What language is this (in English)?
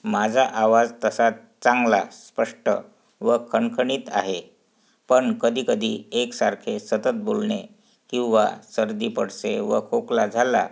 Marathi